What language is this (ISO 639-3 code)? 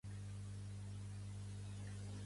cat